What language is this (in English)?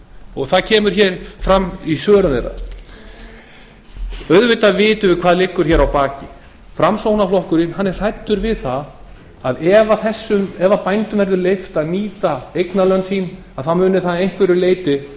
Icelandic